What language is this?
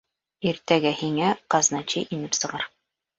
Bashkir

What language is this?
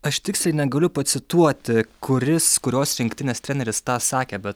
Lithuanian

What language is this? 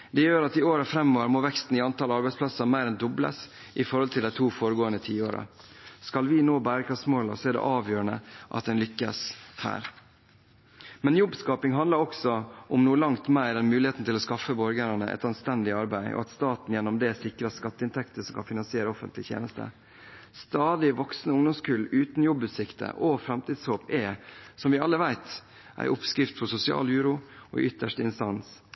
Norwegian Bokmål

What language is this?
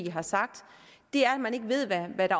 Danish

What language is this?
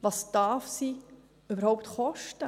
Swiss German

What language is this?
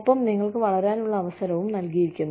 Malayalam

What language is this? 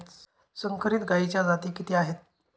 Marathi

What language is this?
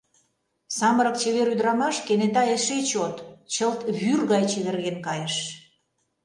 Mari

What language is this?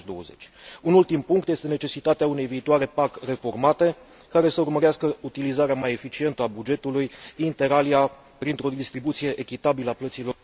Romanian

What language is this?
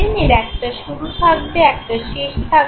Bangla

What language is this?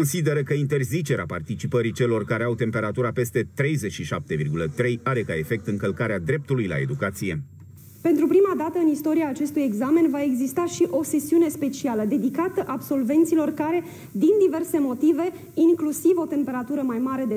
Romanian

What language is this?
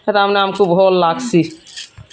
Odia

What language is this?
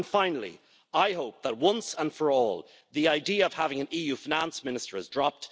English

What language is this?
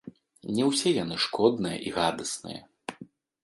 Belarusian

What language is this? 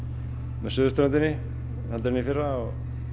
Icelandic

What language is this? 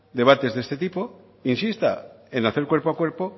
Spanish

